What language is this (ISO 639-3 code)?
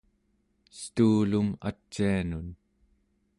esu